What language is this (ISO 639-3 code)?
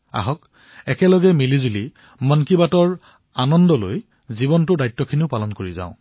asm